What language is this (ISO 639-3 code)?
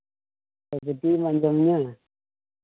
sat